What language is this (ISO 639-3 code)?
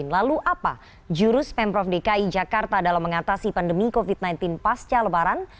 ind